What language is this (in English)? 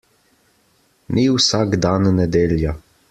Slovenian